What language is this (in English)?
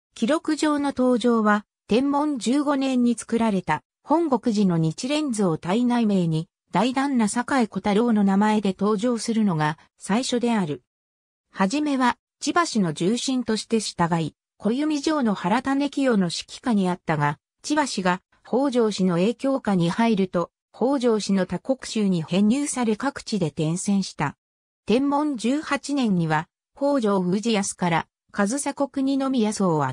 Japanese